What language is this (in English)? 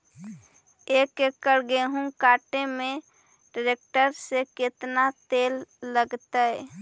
Magahi